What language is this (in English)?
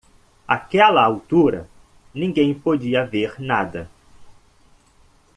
Portuguese